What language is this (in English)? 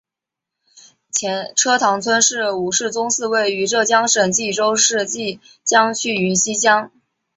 Chinese